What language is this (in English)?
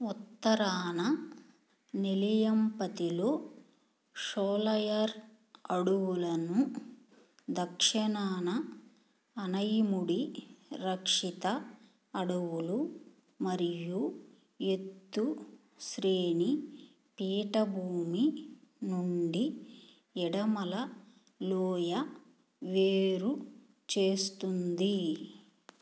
Telugu